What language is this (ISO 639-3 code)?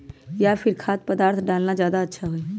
mag